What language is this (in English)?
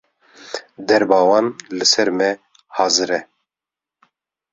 Kurdish